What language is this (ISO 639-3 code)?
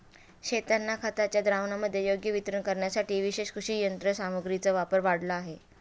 mar